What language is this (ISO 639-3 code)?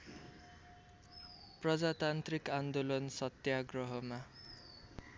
nep